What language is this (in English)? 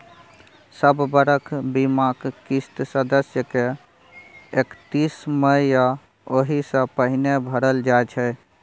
Maithili